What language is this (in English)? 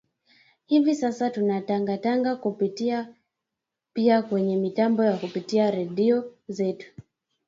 Swahili